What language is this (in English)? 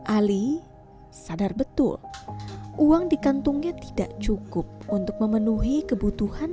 Indonesian